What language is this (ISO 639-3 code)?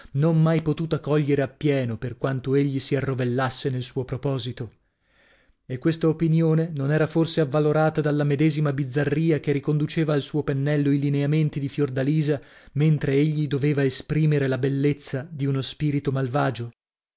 ita